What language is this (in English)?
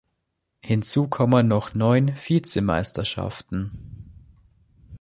German